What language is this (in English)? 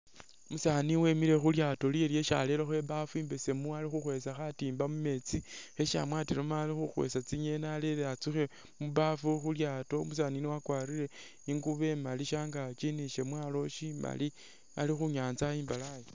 Masaaba